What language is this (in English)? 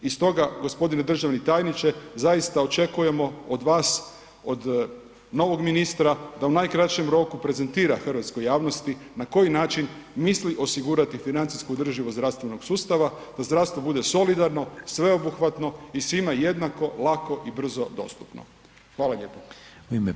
Croatian